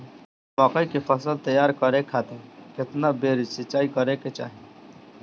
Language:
Bhojpuri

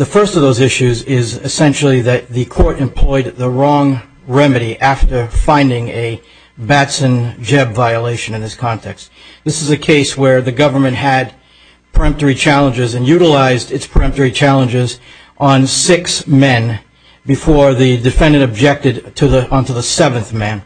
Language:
English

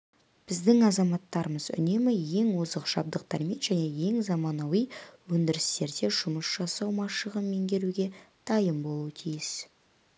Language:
Kazakh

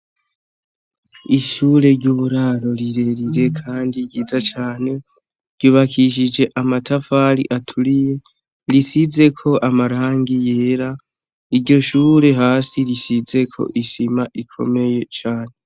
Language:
Rundi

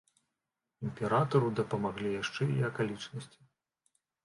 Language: Belarusian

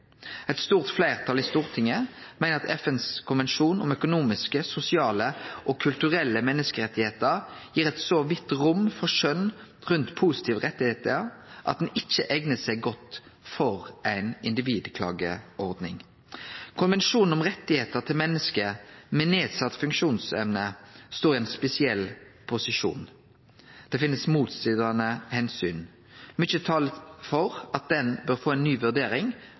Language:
Norwegian Nynorsk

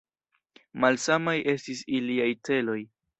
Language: Esperanto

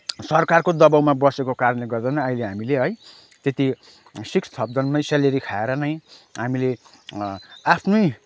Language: Nepali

